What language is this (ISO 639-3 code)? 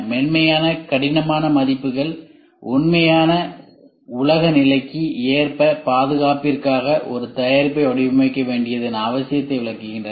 tam